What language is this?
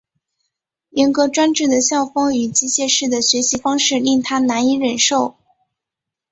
Chinese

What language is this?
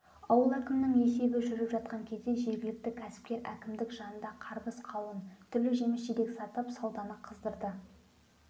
Kazakh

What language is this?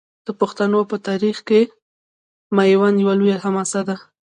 Pashto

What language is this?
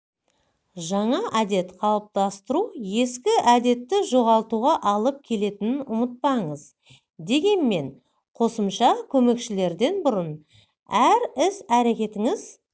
Kazakh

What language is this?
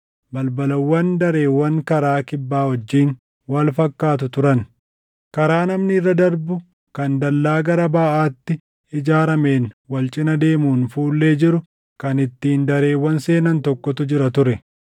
Oromo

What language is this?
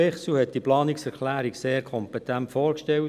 Swiss German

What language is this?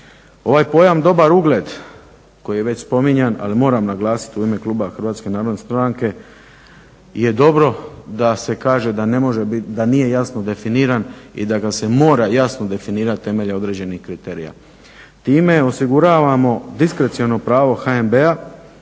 Croatian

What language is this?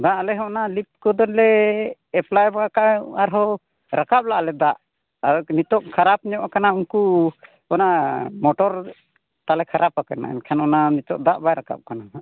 Santali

